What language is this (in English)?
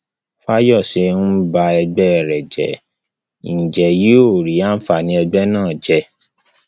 Yoruba